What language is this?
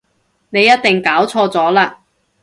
Cantonese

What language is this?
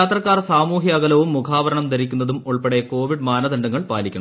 Malayalam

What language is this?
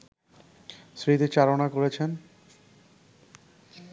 Bangla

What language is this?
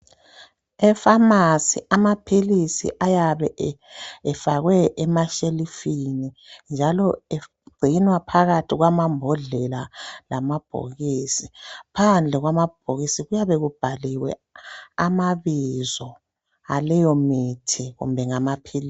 North Ndebele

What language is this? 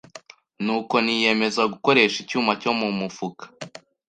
Kinyarwanda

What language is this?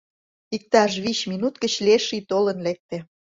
Mari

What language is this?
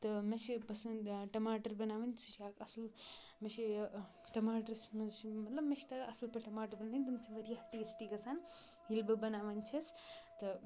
Kashmiri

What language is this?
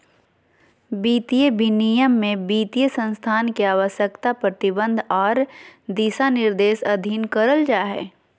Magahi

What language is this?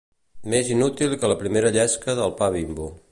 Catalan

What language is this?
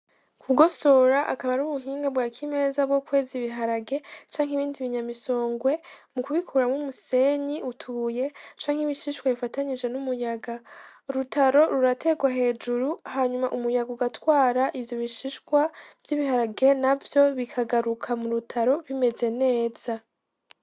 Rundi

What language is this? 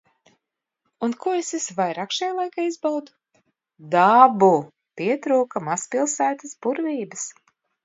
Latvian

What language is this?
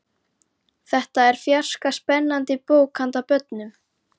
Icelandic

